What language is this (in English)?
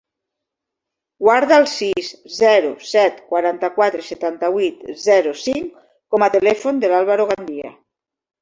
Catalan